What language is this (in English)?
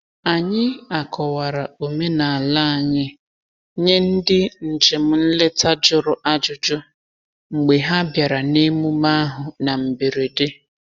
Igbo